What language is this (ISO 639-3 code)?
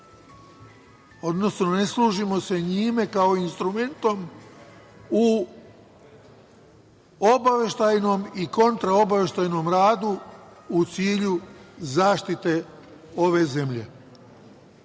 srp